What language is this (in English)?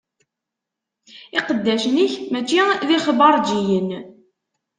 Kabyle